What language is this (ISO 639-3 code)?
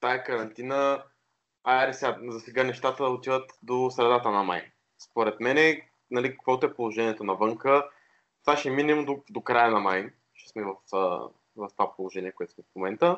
bul